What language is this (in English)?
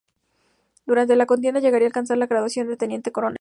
Spanish